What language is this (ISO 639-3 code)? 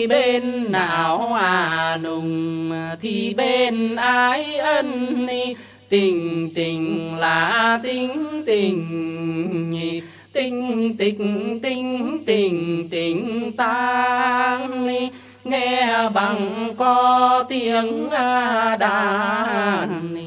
vie